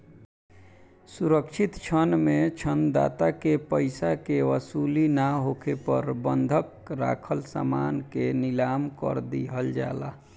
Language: Bhojpuri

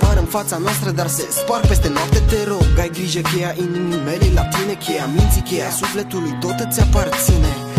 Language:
Romanian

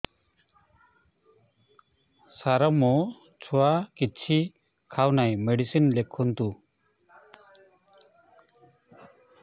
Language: Odia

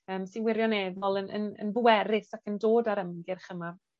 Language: Welsh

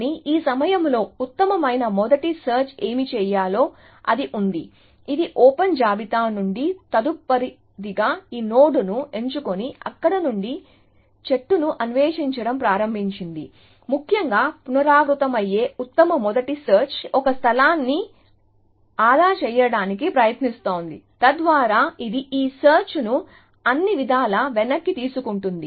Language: Telugu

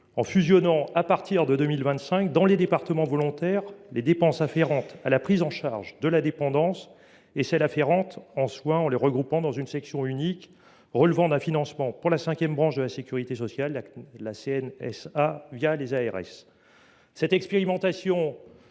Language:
French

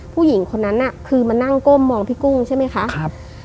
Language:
Thai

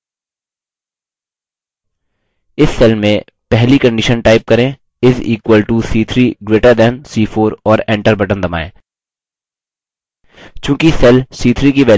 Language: Hindi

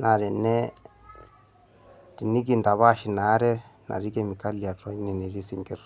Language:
Masai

